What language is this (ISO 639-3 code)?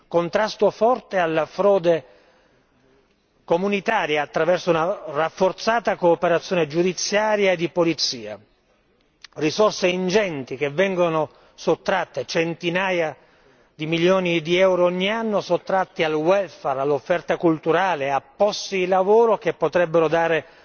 ita